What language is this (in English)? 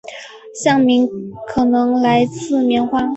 Chinese